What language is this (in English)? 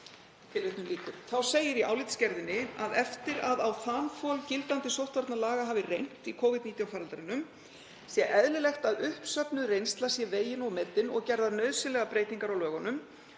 Icelandic